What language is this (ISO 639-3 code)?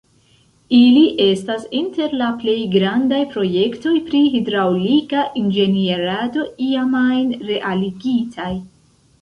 epo